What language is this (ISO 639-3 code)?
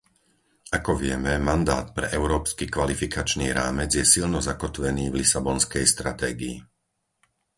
slk